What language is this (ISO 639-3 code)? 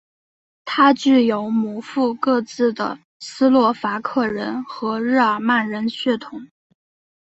zho